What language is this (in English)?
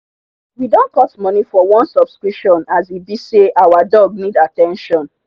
Nigerian Pidgin